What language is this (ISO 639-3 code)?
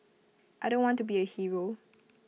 eng